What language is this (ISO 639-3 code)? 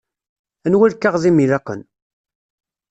kab